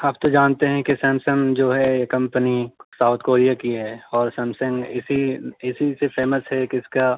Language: Urdu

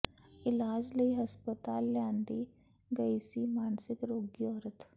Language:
Punjabi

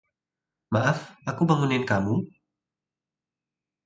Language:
Indonesian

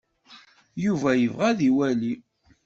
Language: Kabyle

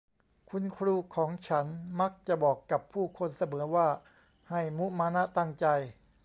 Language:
Thai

